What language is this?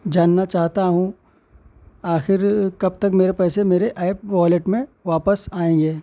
Urdu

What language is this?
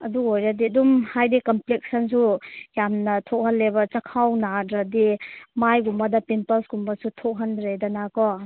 Manipuri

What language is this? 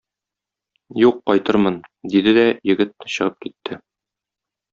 Tatar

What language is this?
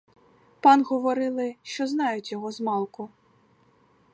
Ukrainian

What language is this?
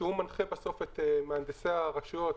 Hebrew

